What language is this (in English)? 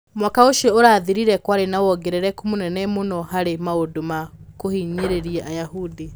Kikuyu